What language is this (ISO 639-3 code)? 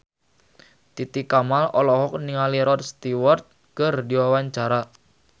sun